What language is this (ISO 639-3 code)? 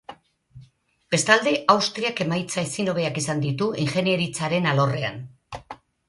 eus